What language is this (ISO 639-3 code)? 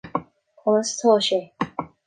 gle